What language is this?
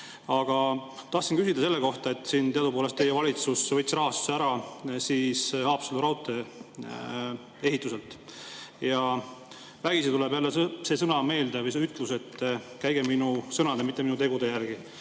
Estonian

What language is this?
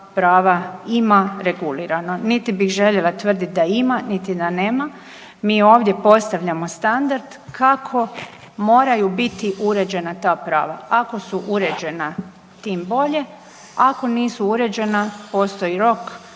Croatian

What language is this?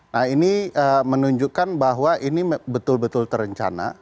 Indonesian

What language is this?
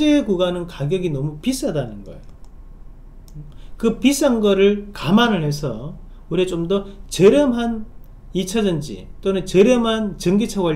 Korean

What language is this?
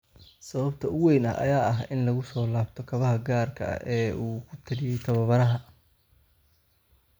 Somali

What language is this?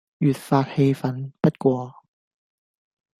Cantonese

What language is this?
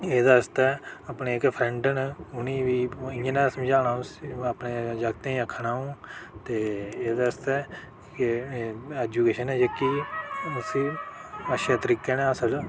Dogri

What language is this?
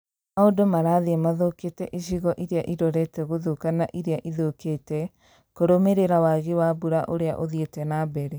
Kikuyu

